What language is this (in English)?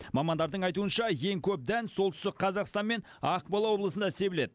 Kazakh